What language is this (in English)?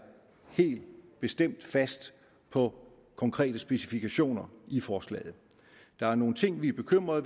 Danish